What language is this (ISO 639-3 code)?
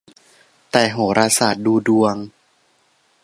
tha